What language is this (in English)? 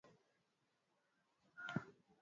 Swahili